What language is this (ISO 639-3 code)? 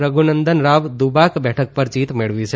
guj